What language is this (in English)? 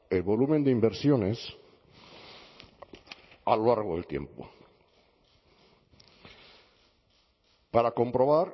Spanish